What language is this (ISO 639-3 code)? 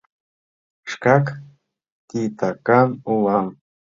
chm